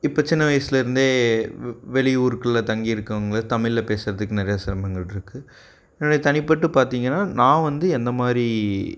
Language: Tamil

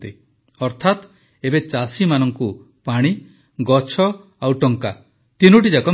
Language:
Odia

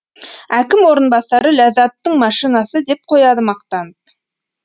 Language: Kazakh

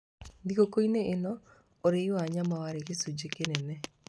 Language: Kikuyu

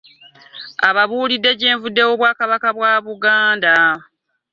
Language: Ganda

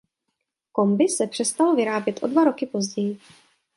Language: Czech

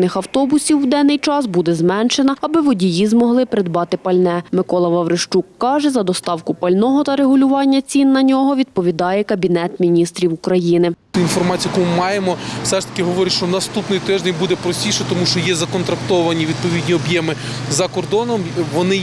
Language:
Ukrainian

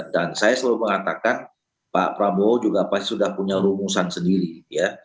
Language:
Indonesian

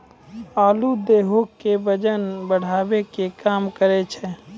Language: Maithili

